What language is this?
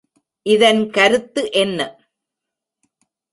Tamil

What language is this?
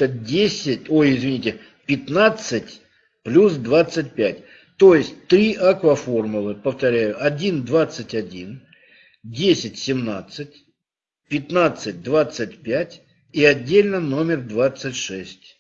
Russian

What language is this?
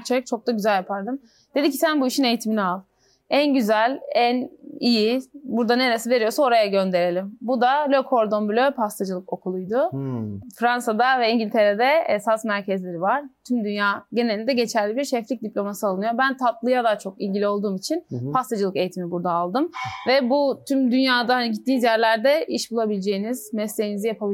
Turkish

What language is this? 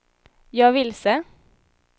Swedish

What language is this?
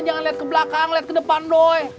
Indonesian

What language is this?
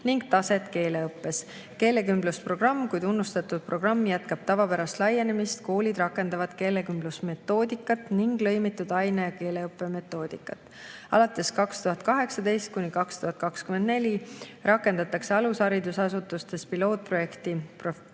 Estonian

